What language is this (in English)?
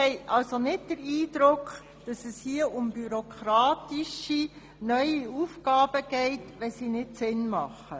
Swiss German